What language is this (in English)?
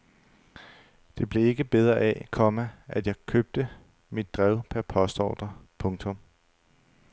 Danish